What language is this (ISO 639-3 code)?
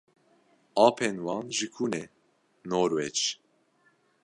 kur